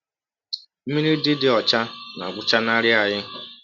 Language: Igbo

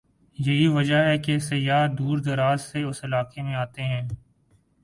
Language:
Urdu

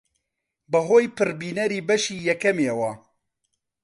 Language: Central Kurdish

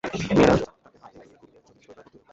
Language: Bangla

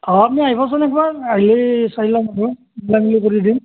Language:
Assamese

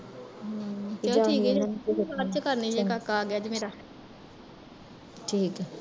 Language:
Punjabi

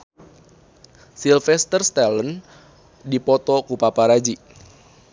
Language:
Sundanese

